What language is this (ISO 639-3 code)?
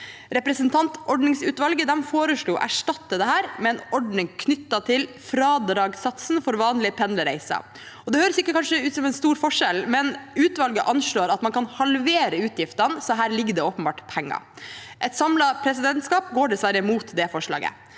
nor